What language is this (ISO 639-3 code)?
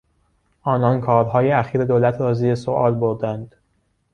fas